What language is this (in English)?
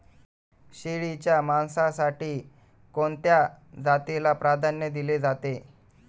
Marathi